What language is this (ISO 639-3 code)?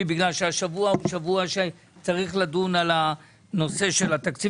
heb